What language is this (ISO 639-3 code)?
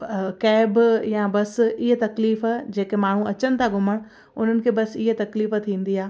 snd